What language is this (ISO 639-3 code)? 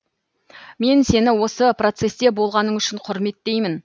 kaz